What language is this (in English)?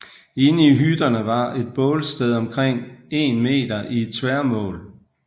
Danish